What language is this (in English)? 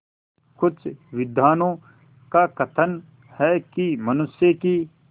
Hindi